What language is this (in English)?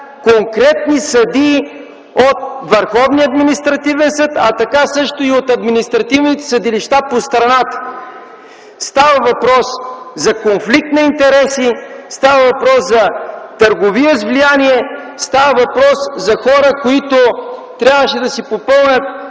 Bulgarian